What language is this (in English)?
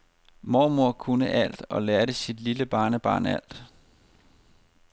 Danish